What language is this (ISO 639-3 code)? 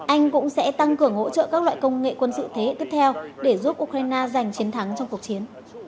vie